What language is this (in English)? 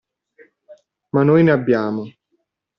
Italian